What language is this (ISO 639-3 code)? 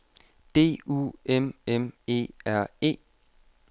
dan